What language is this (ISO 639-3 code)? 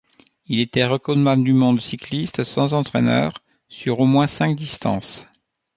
fra